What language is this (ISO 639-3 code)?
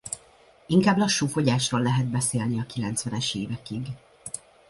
hun